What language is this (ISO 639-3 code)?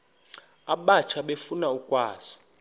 xho